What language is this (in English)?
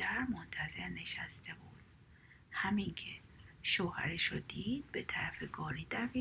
Persian